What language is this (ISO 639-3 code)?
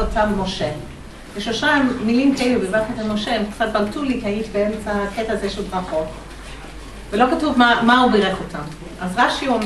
heb